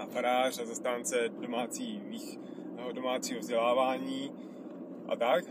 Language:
Czech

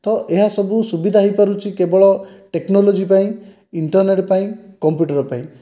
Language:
Odia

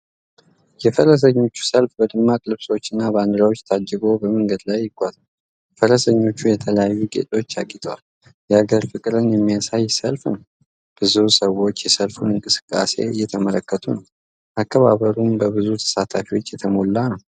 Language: Amharic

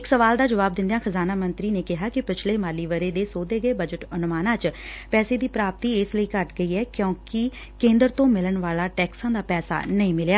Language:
Punjabi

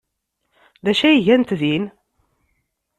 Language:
Kabyle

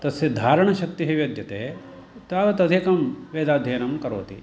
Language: Sanskrit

